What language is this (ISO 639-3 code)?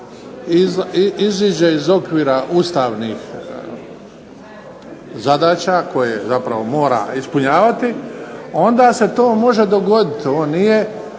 hrv